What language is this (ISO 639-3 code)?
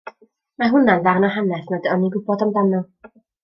cym